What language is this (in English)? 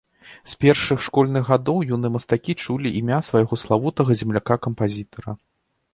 Belarusian